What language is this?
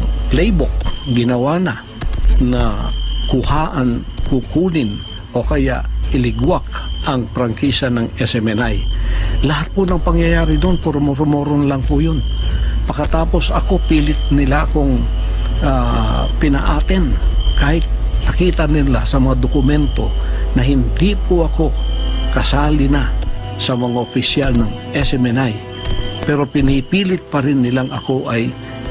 Filipino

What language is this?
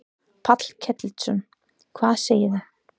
Icelandic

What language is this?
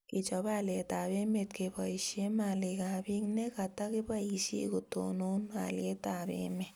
Kalenjin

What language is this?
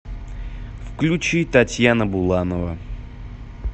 Russian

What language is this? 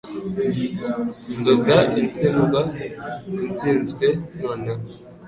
Kinyarwanda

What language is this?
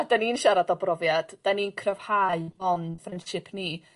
Welsh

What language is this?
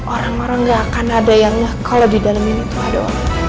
Indonesian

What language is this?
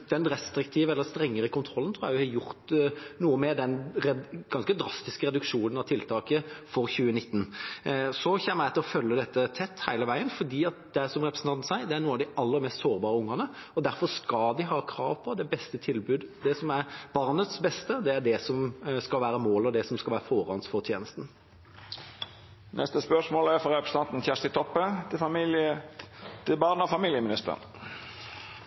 Norwegian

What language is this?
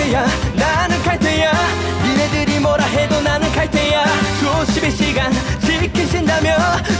Korean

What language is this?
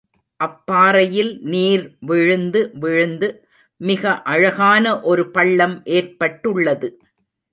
Tamil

